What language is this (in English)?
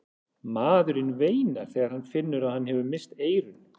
Icelandic